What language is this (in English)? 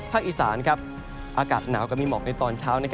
Thai